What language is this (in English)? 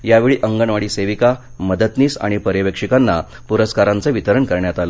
Marathi